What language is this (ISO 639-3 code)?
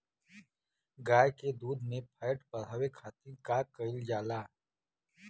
bho